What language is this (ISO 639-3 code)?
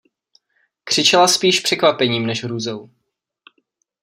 ces